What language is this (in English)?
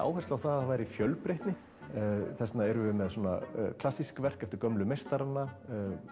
Icelandic